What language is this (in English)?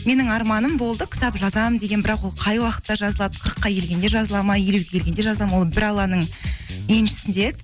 Kazakh